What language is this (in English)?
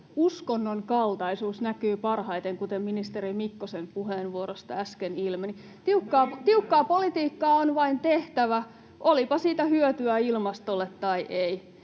Finnish